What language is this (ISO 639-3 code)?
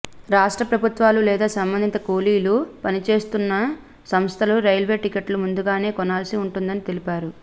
tel